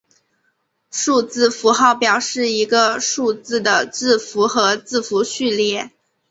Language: Chinese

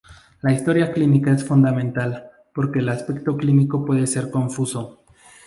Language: Spanish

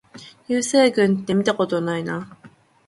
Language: Japanese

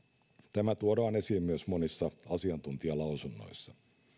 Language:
Finnish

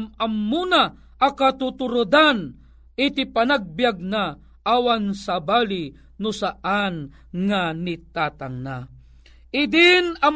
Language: Filipino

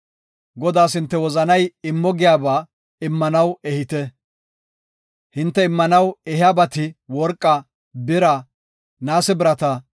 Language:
Gofa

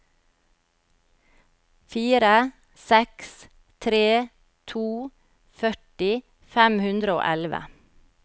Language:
Norwegian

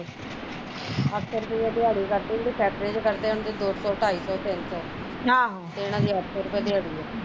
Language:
Punjabi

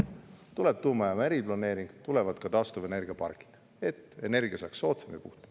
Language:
Estonian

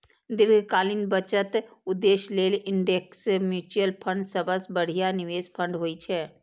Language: Maithili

